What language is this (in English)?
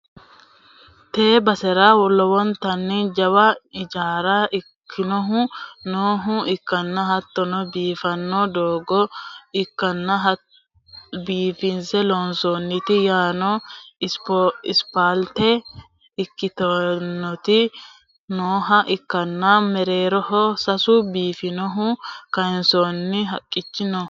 Sidamo